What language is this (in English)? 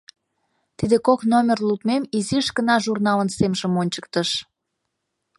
Mari